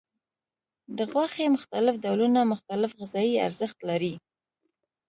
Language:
Pashto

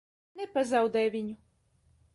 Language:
Latvian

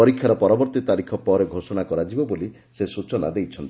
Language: Odia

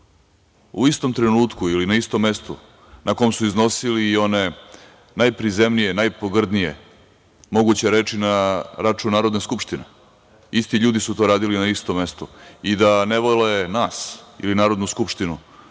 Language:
Serbian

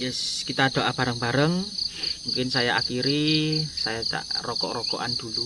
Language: Indonesian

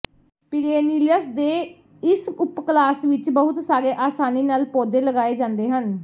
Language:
Punjabi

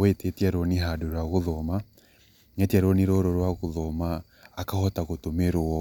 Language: Kikuyu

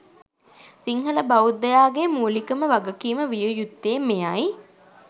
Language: Sinhala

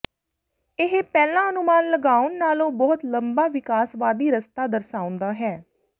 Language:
Punjabi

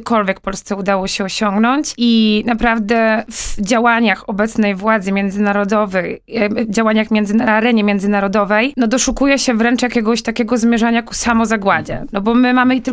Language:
Polish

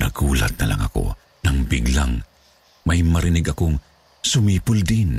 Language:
Filipino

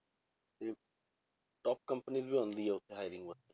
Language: Punjabi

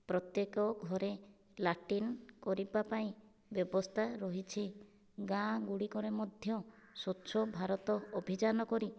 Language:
Odia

